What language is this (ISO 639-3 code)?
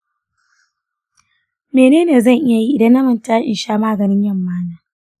hau